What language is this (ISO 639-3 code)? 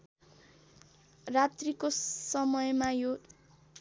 nep